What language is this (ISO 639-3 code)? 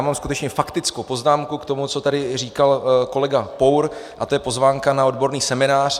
ces